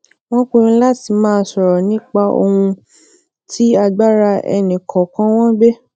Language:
Yoruba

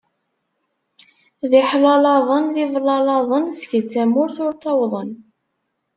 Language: Kabyle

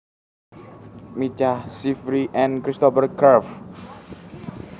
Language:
Javanese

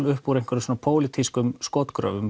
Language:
Icelandic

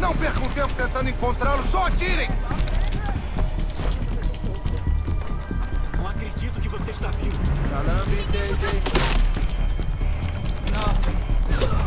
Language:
Portuguese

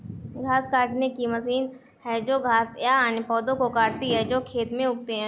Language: Hindi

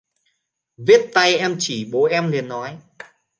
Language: Vietnamese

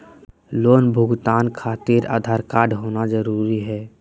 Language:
Magahi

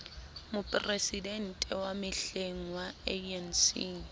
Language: Southern Sotho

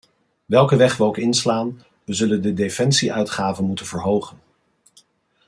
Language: Dutch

